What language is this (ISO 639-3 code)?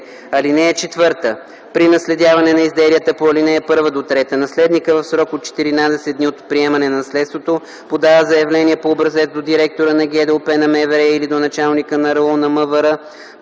bul